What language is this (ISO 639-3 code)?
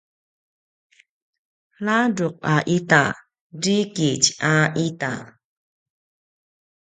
pwn